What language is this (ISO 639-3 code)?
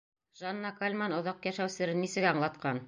bak